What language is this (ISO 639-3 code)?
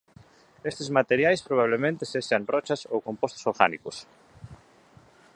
glg